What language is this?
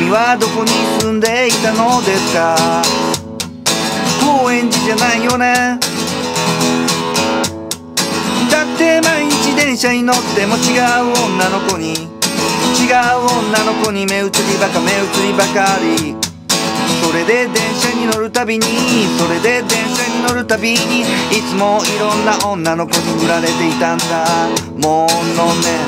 Japanese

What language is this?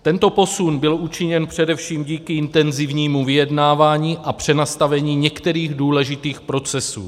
Czech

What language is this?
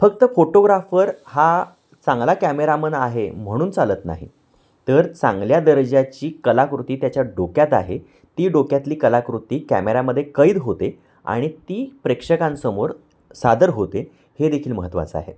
Marathi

